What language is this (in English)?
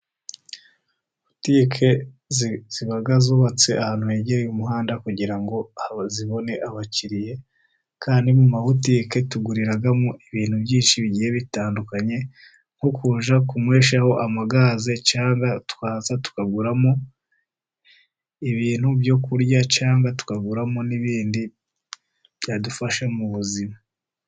Kinyarwanda